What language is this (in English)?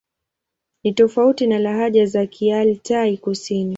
Swahili